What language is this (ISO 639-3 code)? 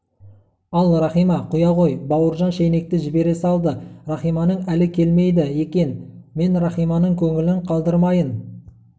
kaz